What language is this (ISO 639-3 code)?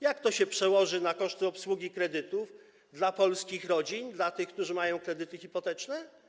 pol